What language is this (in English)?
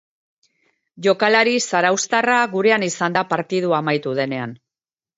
Basque